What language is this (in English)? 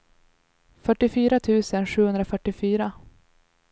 Swedish